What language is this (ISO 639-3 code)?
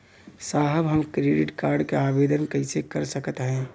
bho